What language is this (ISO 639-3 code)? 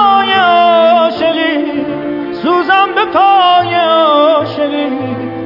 fas